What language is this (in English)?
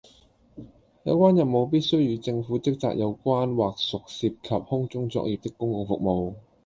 Cantonese